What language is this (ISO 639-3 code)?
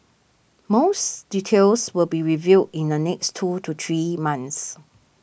eng